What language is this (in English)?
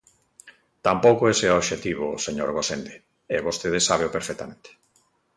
Galician